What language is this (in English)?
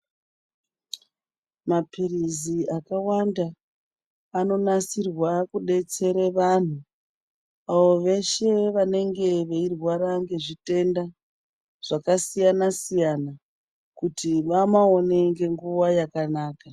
Ndau